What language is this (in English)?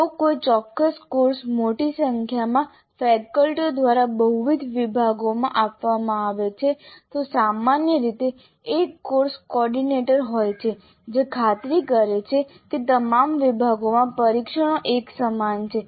Gujarati